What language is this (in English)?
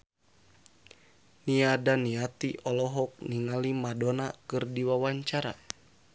Sundanese